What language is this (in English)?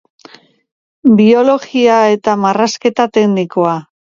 Basque